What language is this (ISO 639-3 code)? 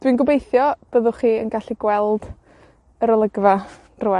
cym